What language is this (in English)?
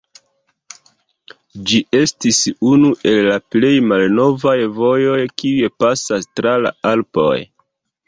Esperanto